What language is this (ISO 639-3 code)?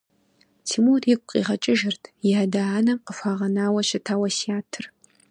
kbd